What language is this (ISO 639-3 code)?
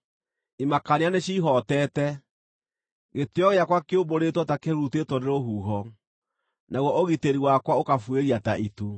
kik